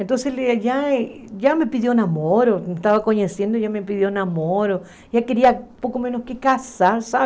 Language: Portuguese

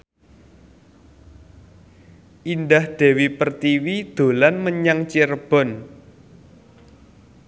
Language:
Javanese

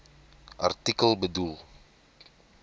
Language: Afrikaans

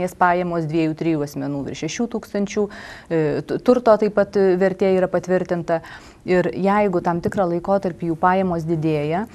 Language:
Lithuanian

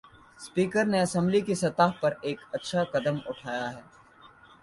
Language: Urdu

